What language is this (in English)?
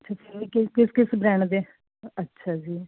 Punjabi